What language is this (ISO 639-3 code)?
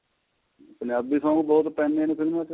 pan